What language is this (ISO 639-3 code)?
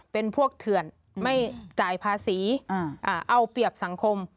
tha